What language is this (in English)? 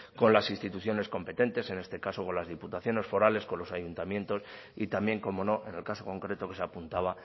Spanish